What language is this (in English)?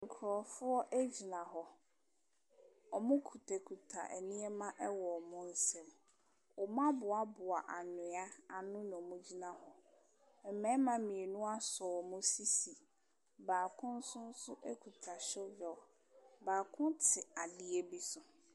Akan